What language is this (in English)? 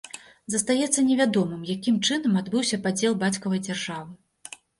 Belarusian